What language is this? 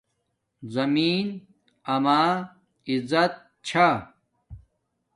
Domaaki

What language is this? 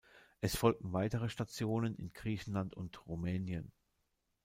German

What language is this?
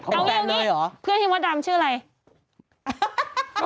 Thai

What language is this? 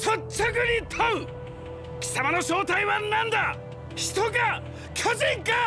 Japanese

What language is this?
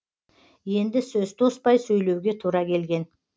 Kazakh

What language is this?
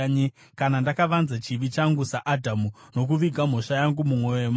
Shona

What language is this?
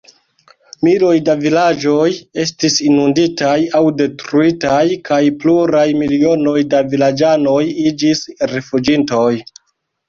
Esperanto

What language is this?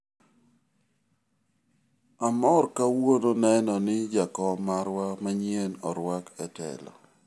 Luo (Kenya and Tanzania)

